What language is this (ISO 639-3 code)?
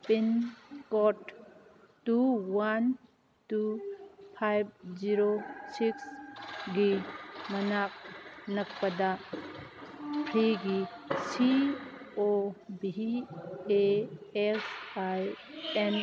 mni